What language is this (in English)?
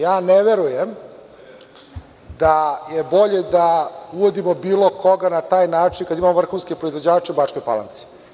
Serbian